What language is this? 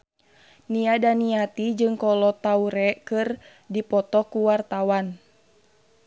Sundanese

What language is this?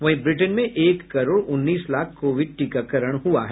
Hindi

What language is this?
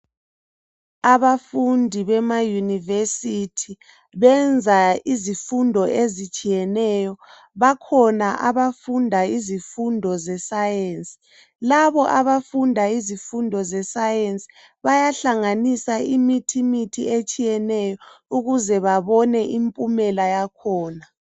North Ndebele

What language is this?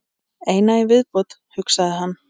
Icelandic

